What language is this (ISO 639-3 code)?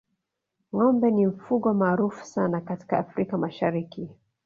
swa